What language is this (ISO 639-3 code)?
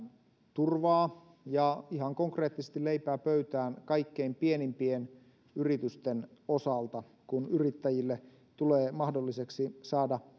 fin